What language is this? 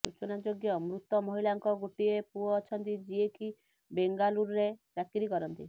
Odia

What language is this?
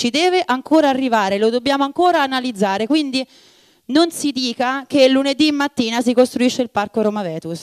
Italian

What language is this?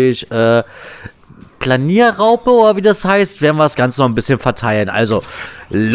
German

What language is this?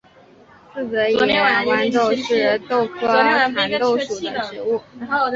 Chinese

